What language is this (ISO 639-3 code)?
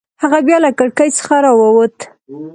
pus